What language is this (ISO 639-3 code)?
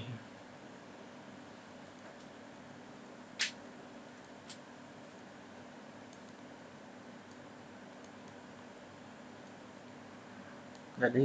ind